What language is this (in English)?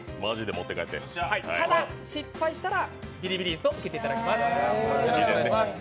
Japanese